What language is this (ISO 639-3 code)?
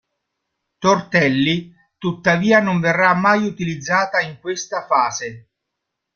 ita